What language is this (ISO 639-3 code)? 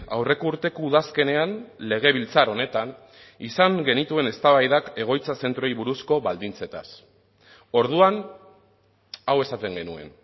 eus